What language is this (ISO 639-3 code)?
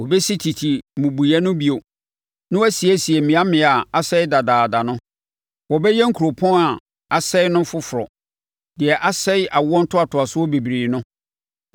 aka